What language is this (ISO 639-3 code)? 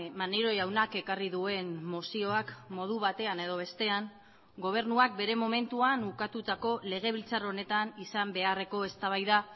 eus